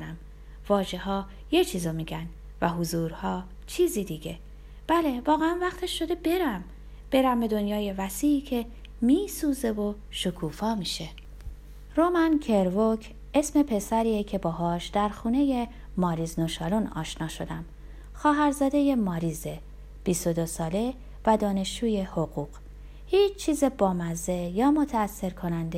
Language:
Persian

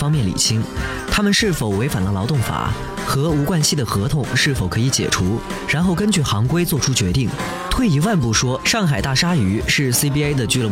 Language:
Chinese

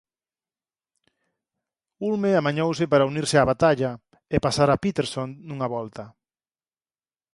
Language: Galician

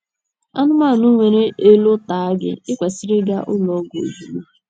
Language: Igbo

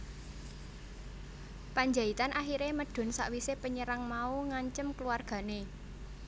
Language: Javanese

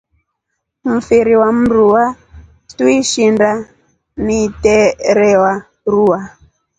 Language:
Rombo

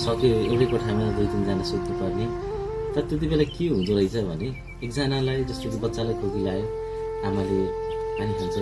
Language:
Nepali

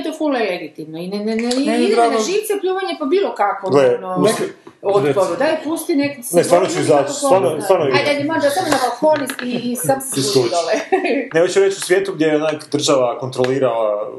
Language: Croatian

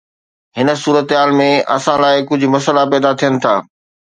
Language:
Sindhi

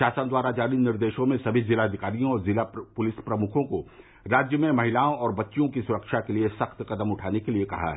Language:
Hindi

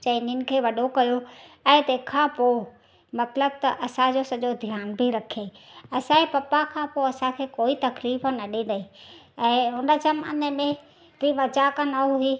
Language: Sindhi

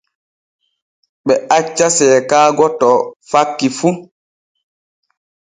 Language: Borgu Fulfulde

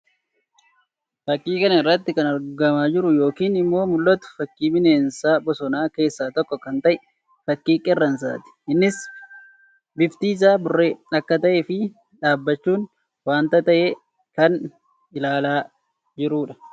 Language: Oromo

